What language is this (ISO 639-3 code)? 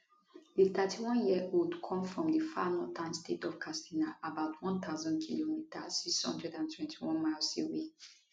pcm